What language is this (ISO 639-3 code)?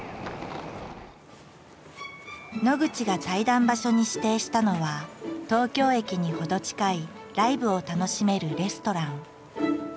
jpn